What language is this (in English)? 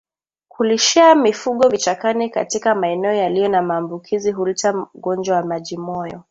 Swahili